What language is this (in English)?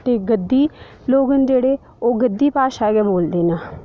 Dogri